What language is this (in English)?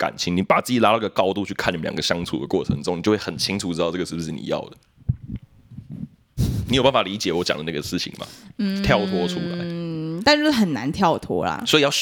Chinese